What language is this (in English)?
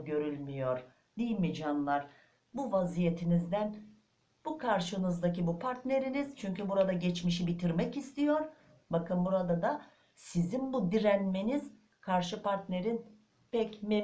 Turkish